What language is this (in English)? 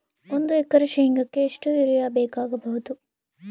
Kannada